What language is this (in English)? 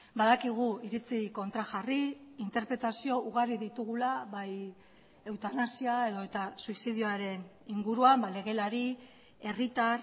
Basque